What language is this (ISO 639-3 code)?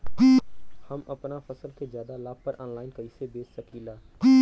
bho